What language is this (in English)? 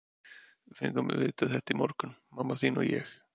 Icelandic